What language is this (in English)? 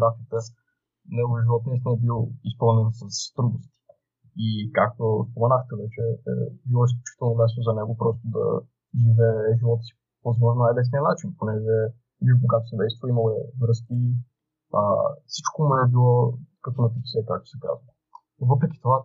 Bulgarian